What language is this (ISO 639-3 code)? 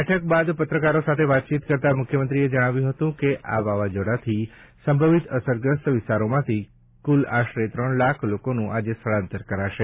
guj